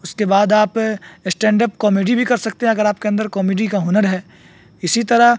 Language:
Urdu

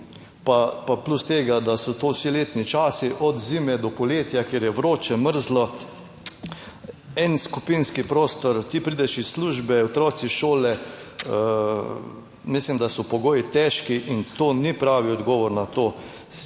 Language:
Slovenian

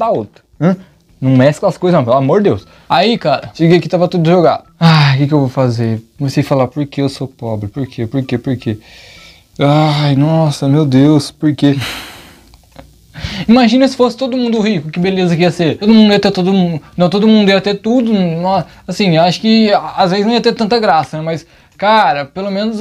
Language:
Portuguese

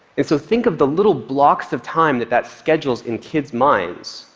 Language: English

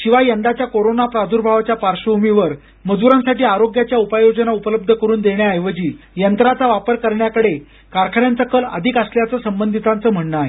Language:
Marathi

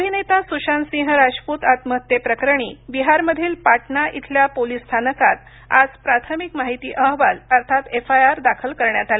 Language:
Marathi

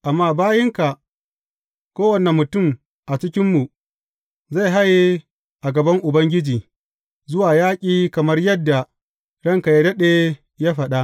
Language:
Hausa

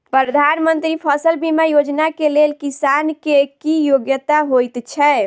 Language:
Maithili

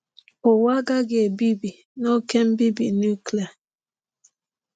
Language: Igbo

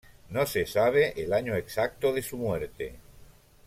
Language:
Spanish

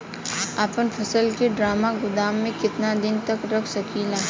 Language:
Bhojpuri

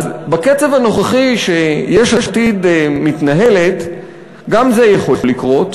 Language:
Hebrew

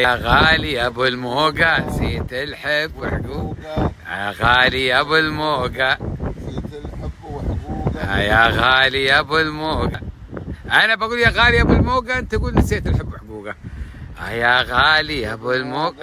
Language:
Arabic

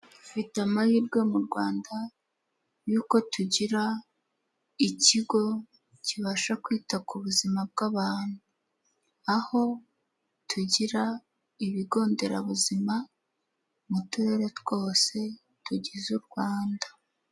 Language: Kinyarwanda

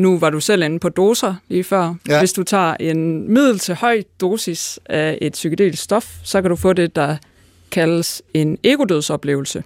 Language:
Danish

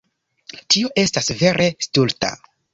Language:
Esperanto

